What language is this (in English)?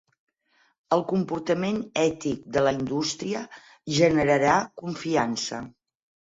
Catalan